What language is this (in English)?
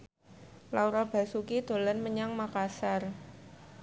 Javanese